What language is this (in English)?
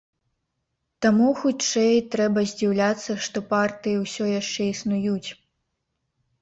Belarusian